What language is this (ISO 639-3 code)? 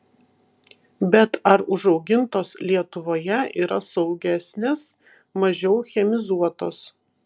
lit